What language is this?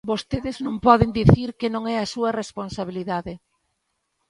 Galician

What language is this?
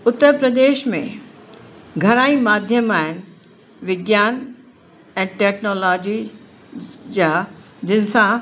Sindhi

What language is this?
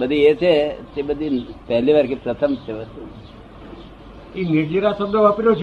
Gujarati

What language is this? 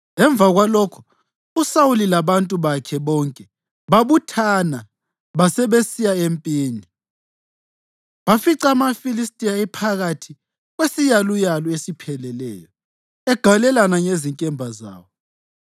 North Ndebele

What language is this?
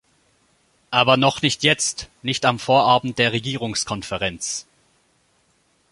German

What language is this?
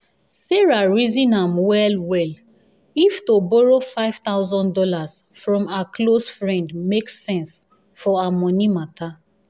Nigerian Pidgin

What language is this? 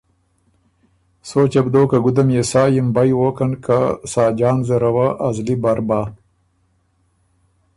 Ormuri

